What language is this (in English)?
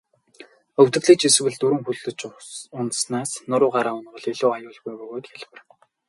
Mongolian